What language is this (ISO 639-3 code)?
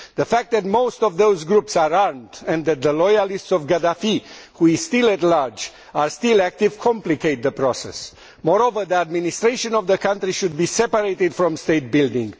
eng